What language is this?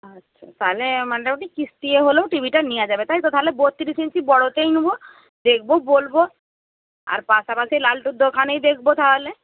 Bangla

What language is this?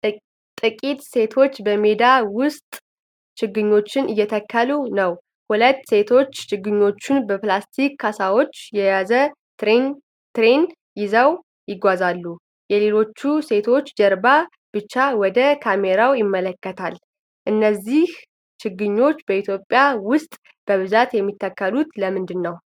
Amharic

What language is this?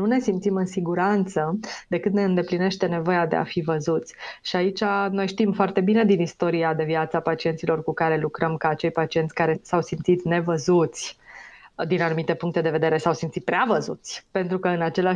Romanian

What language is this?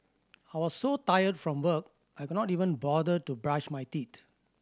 English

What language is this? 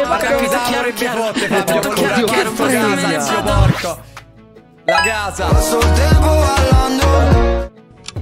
Italian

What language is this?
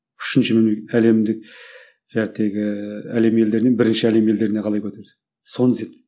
Kazakh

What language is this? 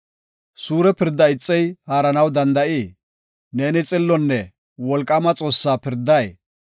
Gofa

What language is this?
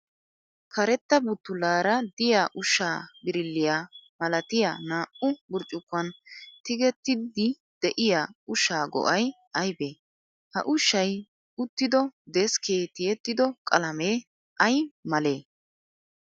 Wolaytta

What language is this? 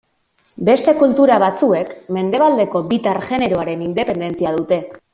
Basque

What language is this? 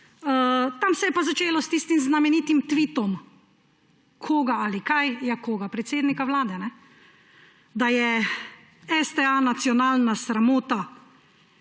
Slovenian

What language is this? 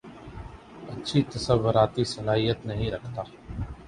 Urdu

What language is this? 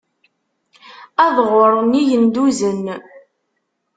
Kabyle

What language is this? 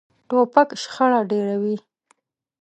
Pashto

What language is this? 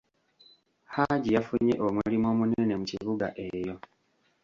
Ganda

